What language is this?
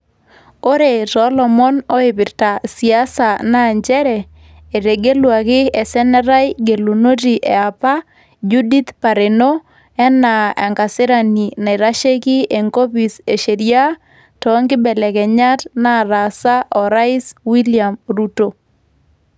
Masai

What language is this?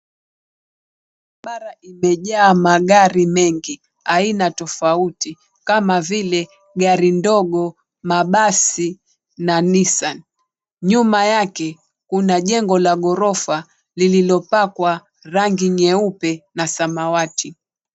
Swahili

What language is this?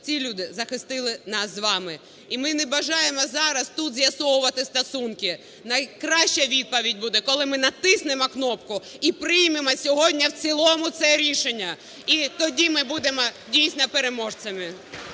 Ukrainian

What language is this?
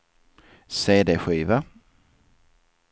Swedish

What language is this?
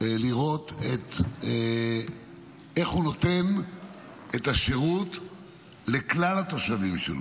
Hebrew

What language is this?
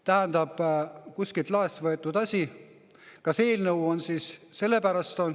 Estonian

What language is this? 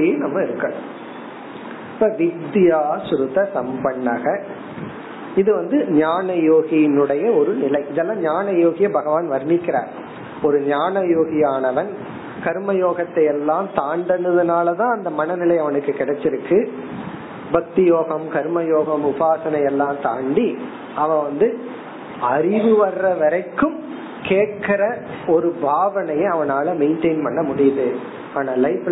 Tamil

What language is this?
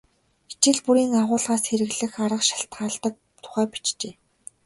Mongolian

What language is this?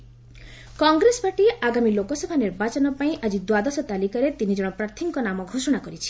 Odia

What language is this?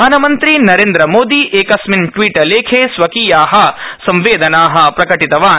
Sanskrit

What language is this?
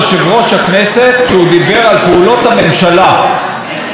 Hebrew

